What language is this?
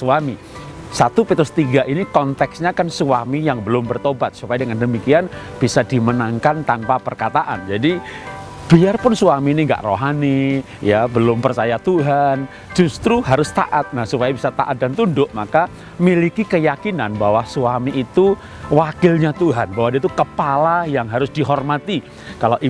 Indonesian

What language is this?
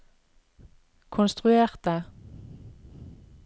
Norwegian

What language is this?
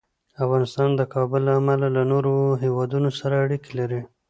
Pashto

